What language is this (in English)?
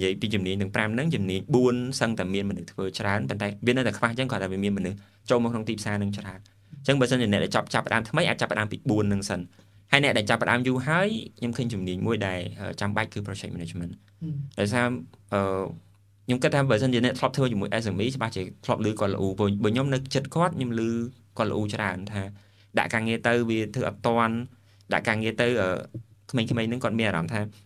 Vietnamese